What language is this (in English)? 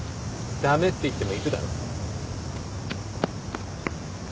Japanese